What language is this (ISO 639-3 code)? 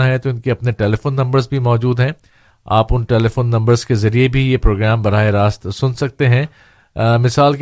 urd